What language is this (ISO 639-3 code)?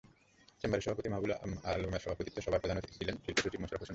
ben